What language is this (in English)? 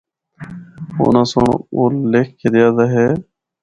Northern Hindko